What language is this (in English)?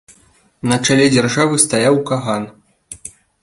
Belarusian